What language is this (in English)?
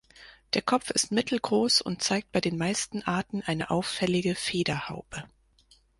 German